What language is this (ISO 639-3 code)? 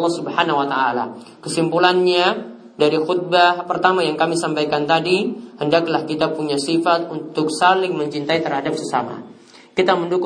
ind